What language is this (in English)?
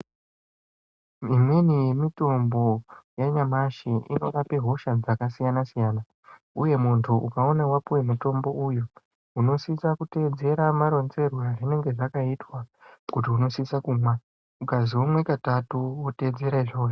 Ndau